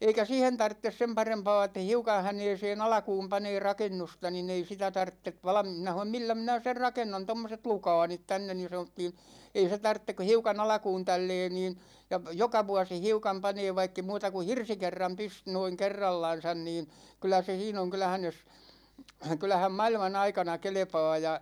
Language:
Finnish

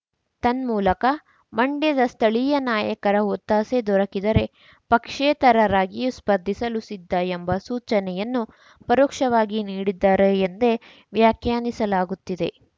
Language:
Kannada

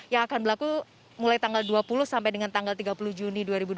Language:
Indonesian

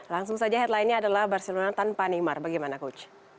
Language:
Indonesian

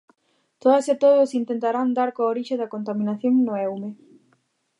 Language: Galician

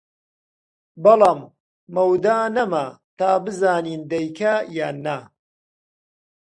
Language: Central Kurdish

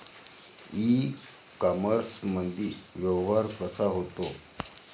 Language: Marathi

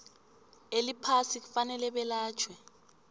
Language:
South Ndebele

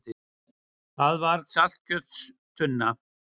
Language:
Icelandic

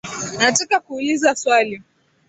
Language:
Swahili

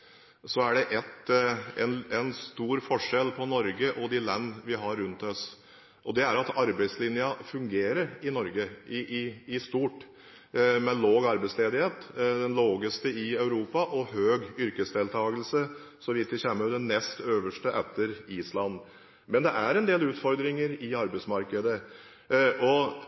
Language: Norwegian Bokmål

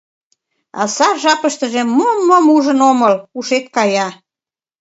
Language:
Mari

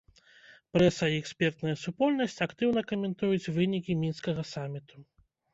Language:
Belarusian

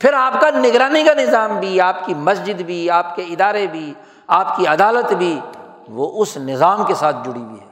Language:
Urdu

